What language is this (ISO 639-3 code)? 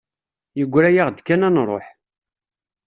kab